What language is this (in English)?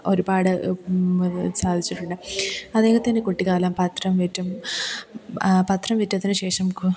Malayalam